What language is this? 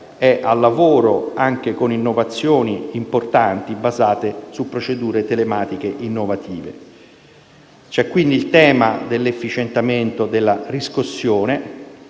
Italian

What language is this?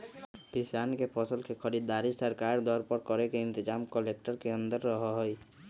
Magahi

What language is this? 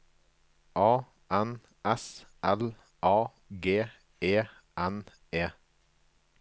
Norwegian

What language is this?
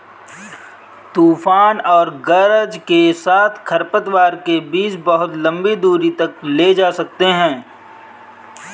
Hindi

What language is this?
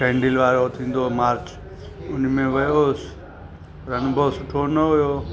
Sindhi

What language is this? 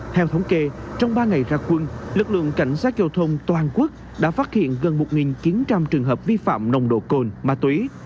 Vietnamese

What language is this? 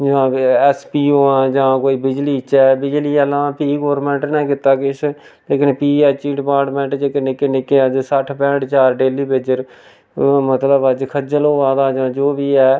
Dogri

